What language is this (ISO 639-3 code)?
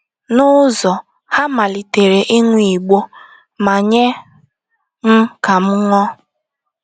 ibo